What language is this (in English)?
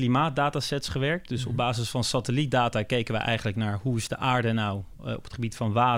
Dutch